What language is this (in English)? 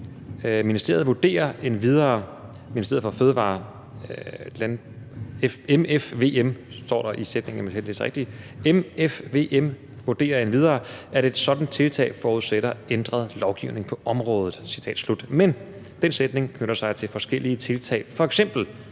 Danish